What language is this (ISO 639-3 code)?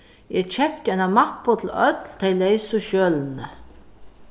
fao